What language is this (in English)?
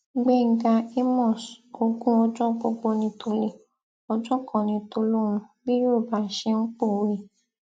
Yoruba